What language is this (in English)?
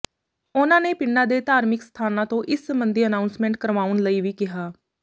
Punjabi